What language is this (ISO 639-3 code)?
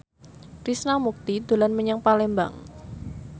jav